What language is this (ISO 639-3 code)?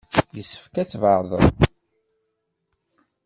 kab